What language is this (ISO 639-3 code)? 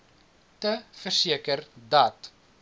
afr